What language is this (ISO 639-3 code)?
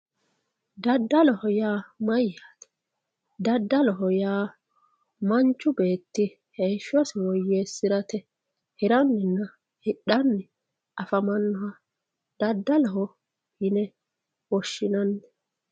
sid